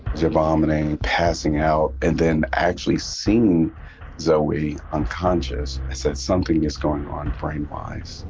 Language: English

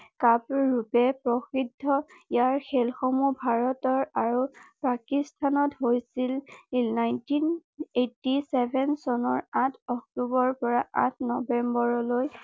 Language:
Assamese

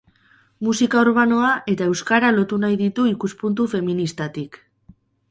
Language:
Basque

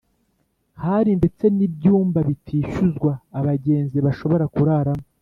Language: Kinyarwanda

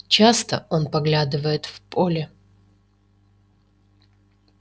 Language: Russian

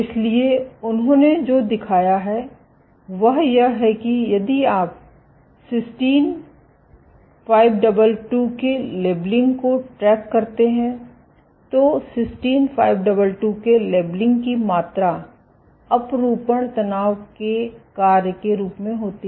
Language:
Hindi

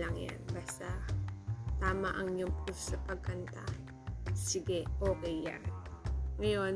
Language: Filipino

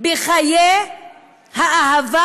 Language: Hebrew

